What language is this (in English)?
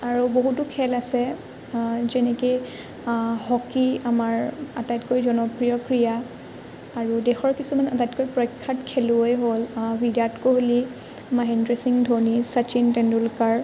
Assamese